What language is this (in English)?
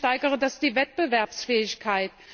German